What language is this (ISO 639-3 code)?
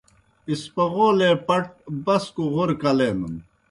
plk